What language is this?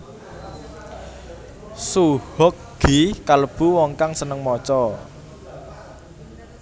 Javanese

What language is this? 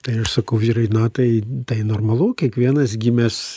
Lithuanian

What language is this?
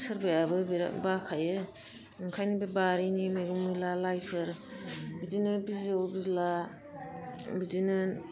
Bodo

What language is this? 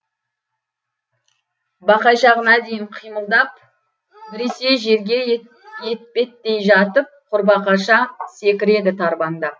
Kazakh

